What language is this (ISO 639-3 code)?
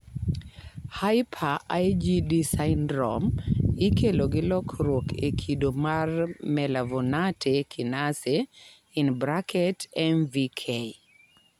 luo